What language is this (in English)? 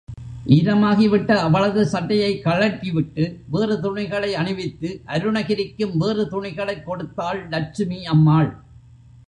Tamil